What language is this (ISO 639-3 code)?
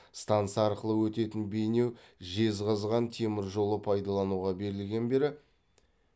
kaz